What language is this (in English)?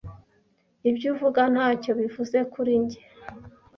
Kinyarwanda